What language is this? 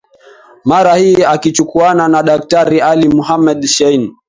Swahili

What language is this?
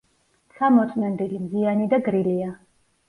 Georgian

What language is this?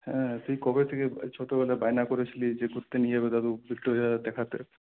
Bangla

